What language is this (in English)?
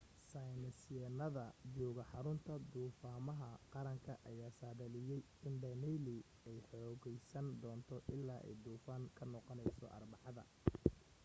Somali